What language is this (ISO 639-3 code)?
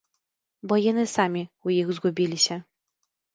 bel